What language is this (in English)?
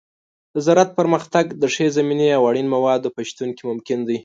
Pashto